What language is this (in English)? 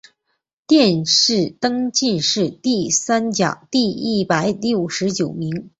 Chinese